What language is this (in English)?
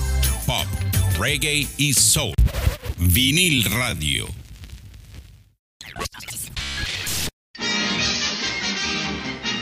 Spanish